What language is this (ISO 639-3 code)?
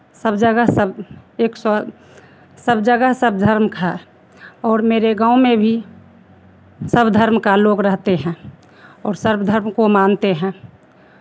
hin